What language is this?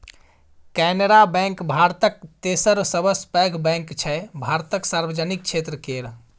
Maithili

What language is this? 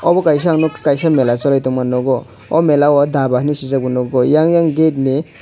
Kok Borok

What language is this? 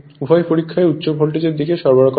Bangla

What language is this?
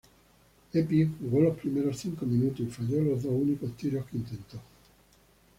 Spanish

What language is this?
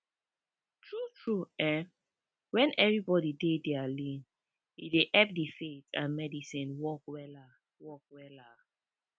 Nigerian Pidgin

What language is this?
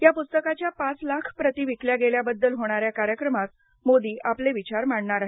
Marathi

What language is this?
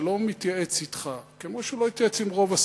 Hebrew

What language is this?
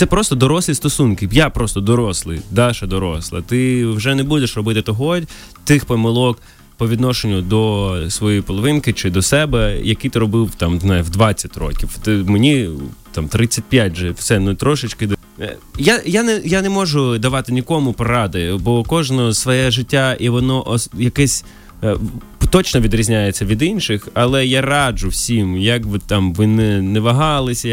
Ukrainian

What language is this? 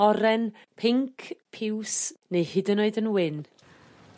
Welsh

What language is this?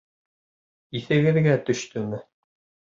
Bashkir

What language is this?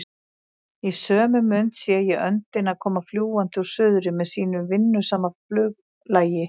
Icelandic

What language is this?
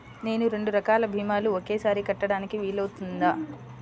Telugu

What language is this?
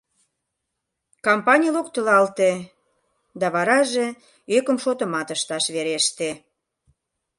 Mari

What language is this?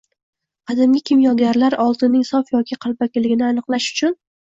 Uzbek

